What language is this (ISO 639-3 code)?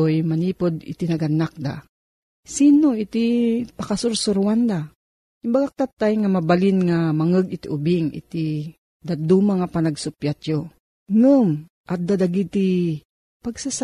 fil